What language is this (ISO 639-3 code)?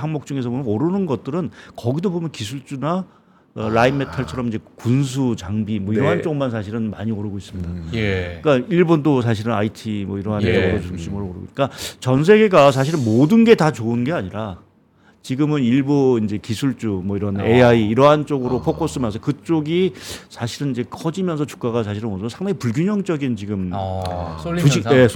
kor